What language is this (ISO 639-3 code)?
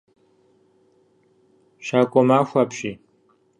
kbd